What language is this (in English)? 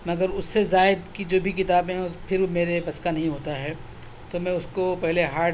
Urdu